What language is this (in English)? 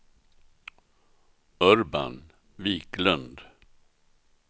Swedish